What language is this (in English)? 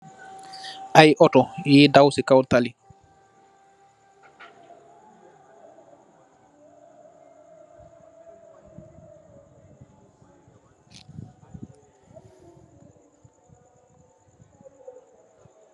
Wolof